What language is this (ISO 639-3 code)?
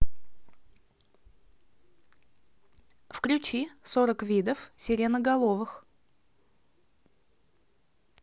rus